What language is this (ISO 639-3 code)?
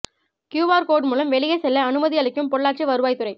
tam